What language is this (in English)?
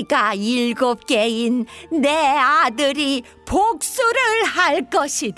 Korean